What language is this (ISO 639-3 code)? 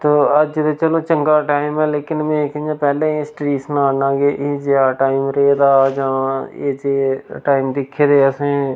doi